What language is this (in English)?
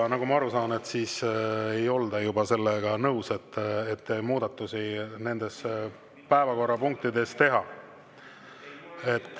Estonian